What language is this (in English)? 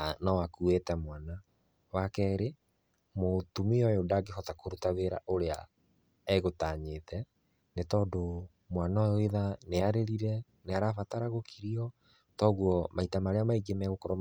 Kikuyu